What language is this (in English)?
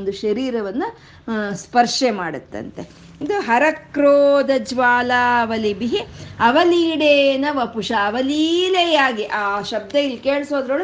Kannada